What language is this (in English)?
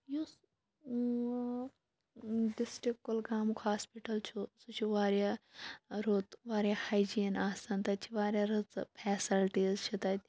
Kashmiri